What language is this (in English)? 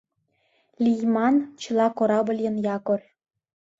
Mari